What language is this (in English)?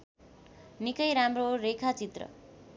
Nepali